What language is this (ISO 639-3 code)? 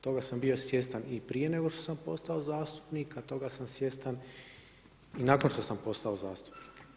hrv